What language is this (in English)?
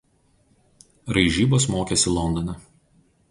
Lithuanian